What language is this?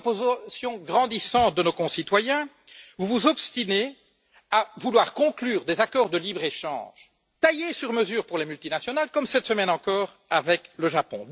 French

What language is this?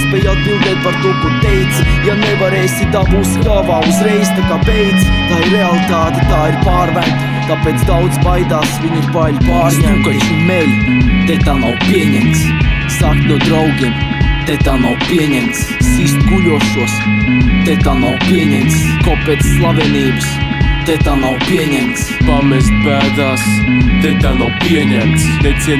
Romanian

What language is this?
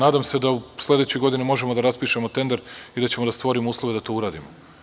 Serbian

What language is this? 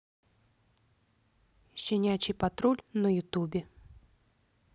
Russian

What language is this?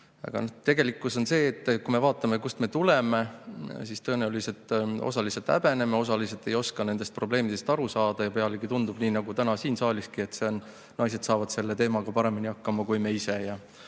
Estonian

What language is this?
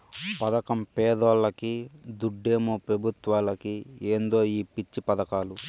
Telugu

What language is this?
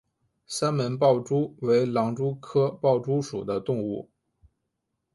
Chinese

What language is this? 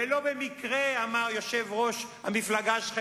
Hebrew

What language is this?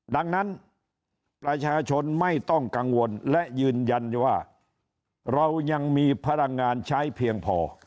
Thai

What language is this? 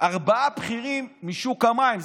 Hebrew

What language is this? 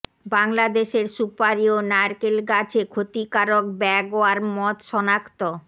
Bangla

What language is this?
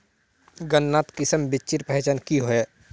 Magahi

